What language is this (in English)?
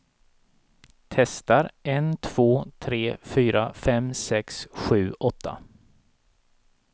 Swedish